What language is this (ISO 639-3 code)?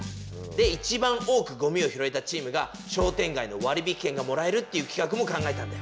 jpn